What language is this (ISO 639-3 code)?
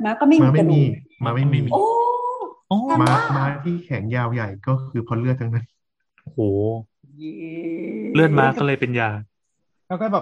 tha